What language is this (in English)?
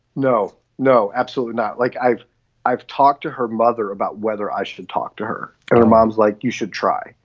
English